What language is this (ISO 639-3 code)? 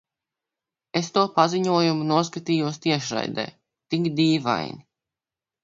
lav